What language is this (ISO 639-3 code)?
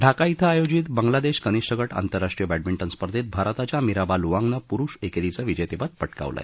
mar